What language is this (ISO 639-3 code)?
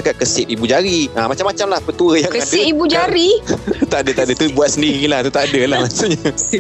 msa